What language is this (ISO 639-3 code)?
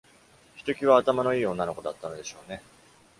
jpn